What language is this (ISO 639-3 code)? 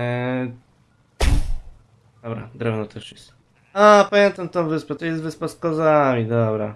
pol